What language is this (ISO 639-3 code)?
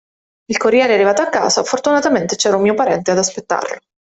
ita